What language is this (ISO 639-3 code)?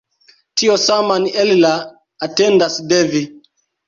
epo